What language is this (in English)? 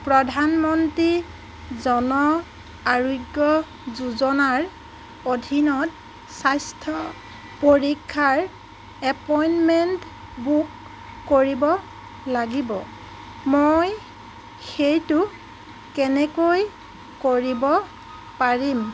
Assamese